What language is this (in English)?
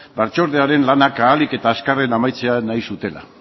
Basque